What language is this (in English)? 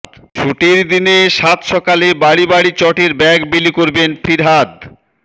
Bangla